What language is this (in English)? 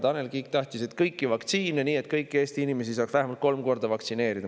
Estonian